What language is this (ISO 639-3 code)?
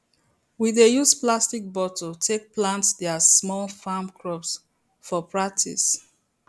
pcm